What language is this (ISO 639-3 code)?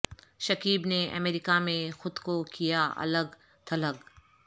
urd